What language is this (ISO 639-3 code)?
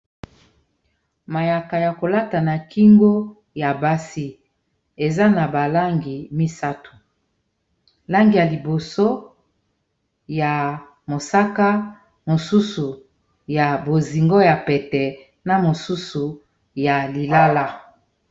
lin